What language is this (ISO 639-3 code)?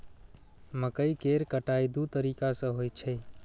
mai